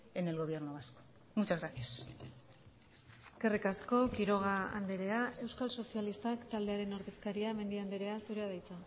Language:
Basque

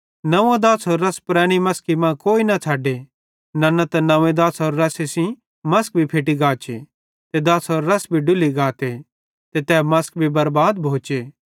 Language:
Bhadrawahi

